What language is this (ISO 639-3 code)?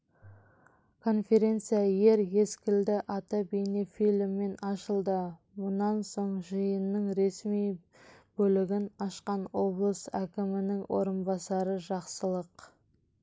kaz